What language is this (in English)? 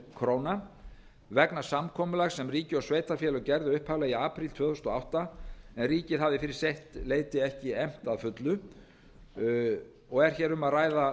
Icelandic